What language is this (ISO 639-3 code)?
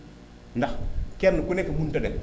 wol